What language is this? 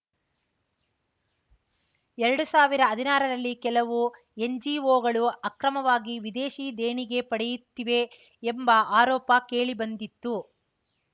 Kannada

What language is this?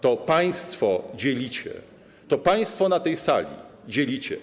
Polish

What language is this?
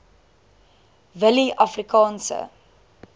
Afrikaans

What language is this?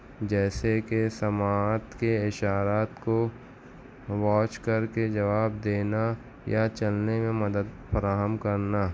Urdu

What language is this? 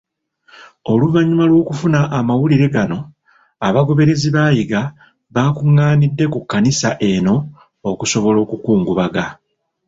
Ganda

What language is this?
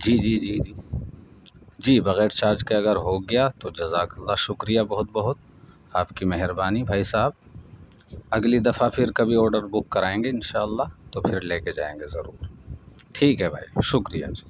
Urdu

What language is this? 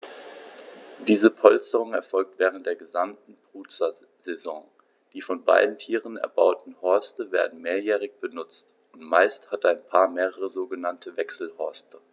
German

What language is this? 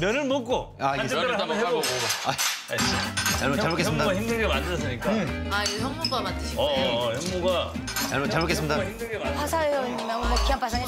Korean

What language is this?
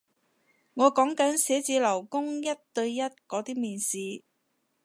Cantonese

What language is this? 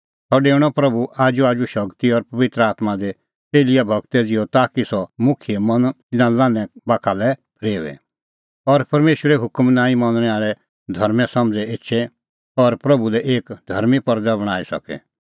Kullu Pahari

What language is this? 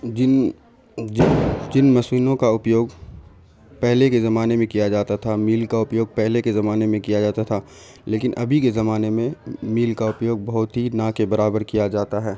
Urdu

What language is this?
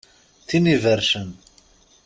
Kabyle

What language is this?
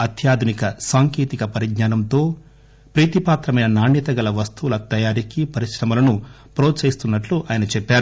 Telugu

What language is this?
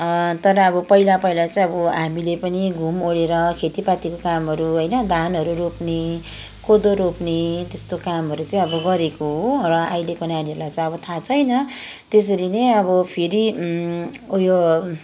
Nepali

